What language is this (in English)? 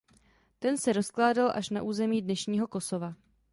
Czech